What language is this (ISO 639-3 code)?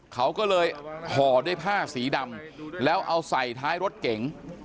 tha